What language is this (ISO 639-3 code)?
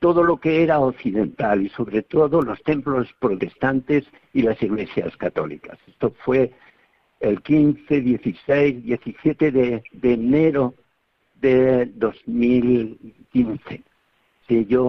spa